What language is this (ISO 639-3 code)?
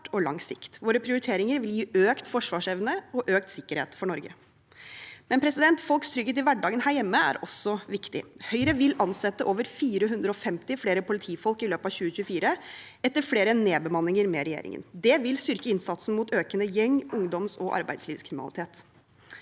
nor